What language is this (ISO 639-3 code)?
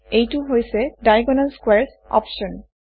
asm